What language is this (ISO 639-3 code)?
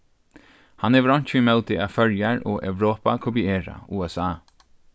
fao